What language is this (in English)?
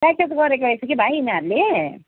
Nepali